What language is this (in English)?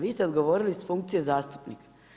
Croatian